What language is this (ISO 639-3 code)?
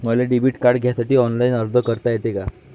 mar